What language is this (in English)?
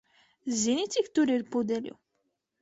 Latvian